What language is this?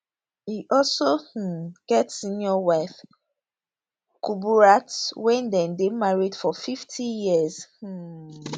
Nigerian Pidgin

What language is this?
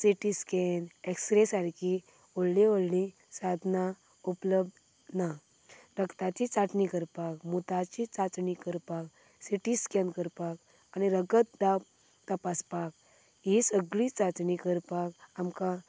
Konkani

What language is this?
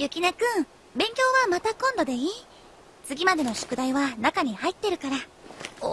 Japanese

